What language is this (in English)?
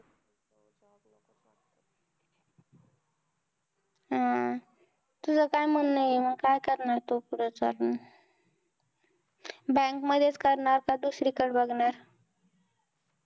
Marathi